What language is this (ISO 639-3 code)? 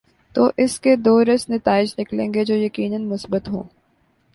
urd